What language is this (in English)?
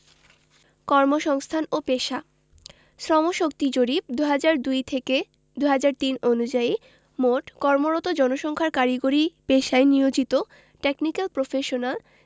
Bangla